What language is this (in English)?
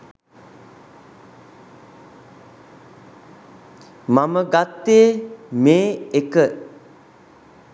Sinhala